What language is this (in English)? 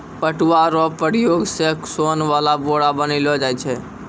Maithili